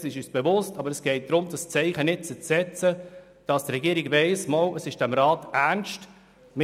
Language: Swiss German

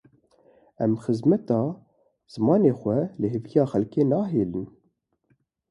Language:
Kurdish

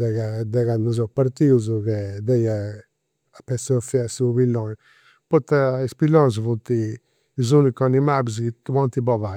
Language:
Campidanese Sardinian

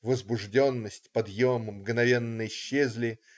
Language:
Russian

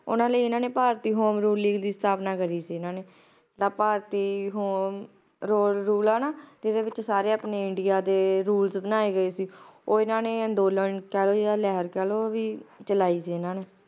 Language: Punjabi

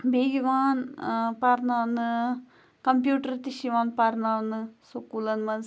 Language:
Kashmiri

